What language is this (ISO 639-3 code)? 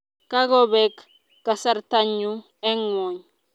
kln